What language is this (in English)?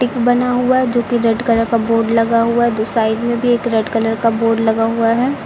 Hindi